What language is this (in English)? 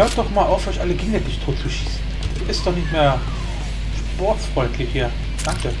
German